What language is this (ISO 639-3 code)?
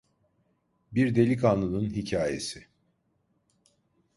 tur